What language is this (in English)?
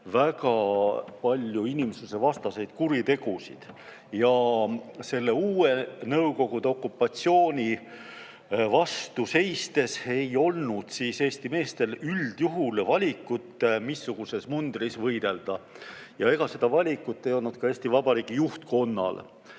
Estonian